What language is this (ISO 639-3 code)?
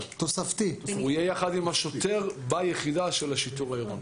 heb